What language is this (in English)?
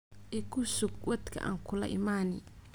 Somali